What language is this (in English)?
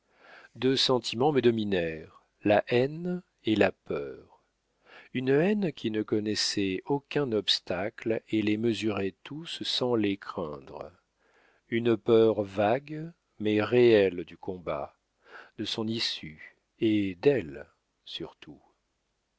French